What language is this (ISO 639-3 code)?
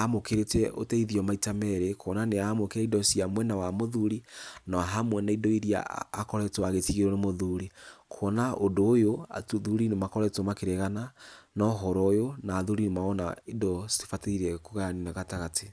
kik